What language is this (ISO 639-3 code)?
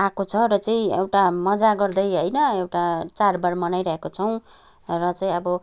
nep